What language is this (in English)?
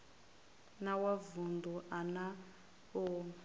Venda